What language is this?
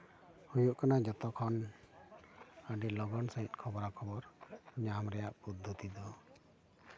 Santali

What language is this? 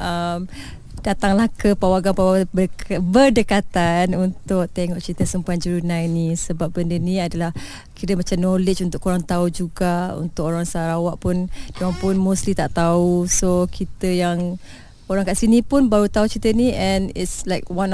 Malay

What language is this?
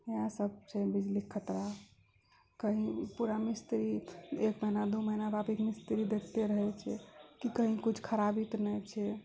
Maithili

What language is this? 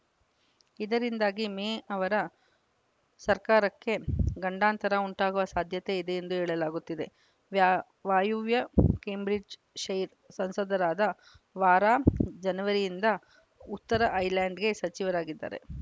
Kannada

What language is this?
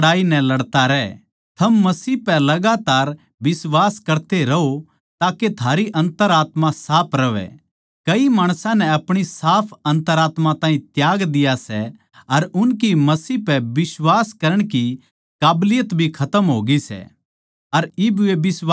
Haryanvi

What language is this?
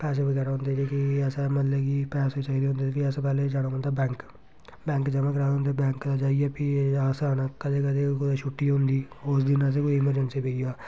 Dogri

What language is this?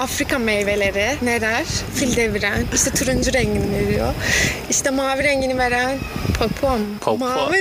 Turkish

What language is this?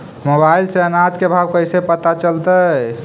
Magahi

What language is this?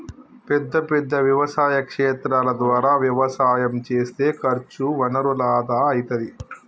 Telugu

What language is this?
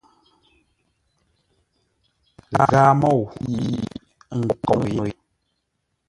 Ngombale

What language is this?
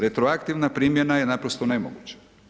Croatian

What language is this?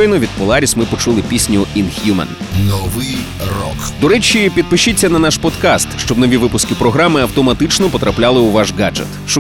Ukrainian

